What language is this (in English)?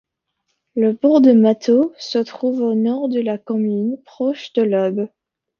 French